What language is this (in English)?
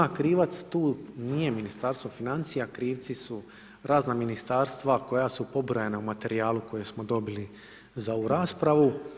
Croatian